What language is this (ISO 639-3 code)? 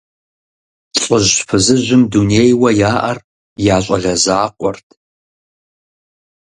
kbd